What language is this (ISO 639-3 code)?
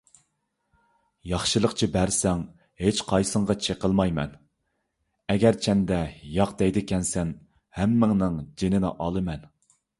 uig